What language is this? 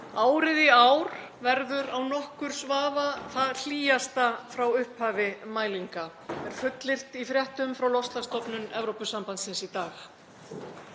Icelandic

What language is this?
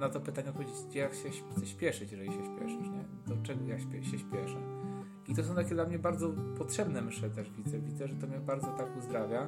Polish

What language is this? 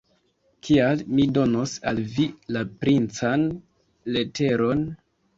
Esperanto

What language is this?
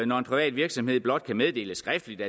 Danish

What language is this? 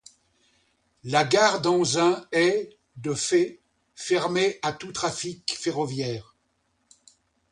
French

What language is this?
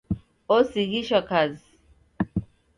Taita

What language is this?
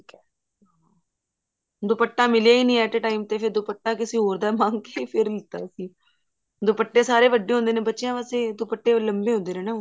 Punjabi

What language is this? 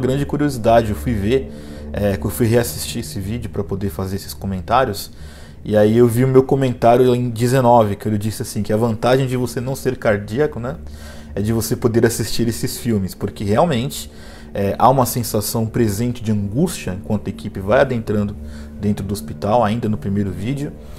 Portuguese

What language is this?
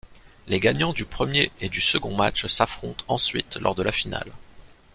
French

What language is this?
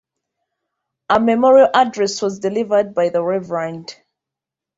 English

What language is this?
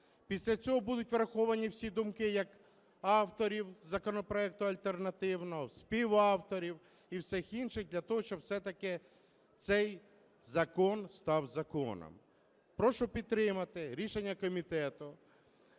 Ukrainian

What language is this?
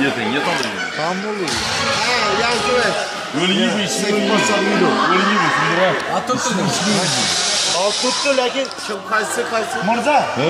Dutch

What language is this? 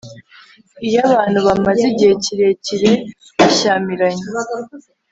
Kinyarwanda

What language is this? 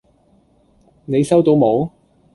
Cantonese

